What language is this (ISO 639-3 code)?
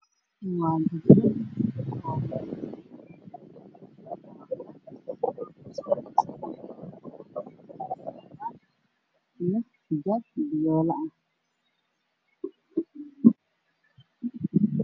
som